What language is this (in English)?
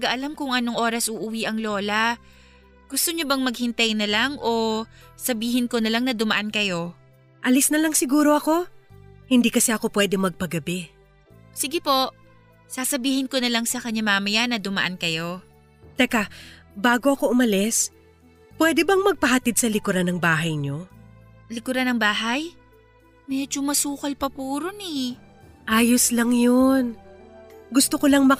Filipino